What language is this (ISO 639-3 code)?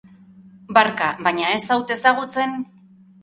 eus